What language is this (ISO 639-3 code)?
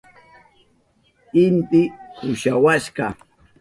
qup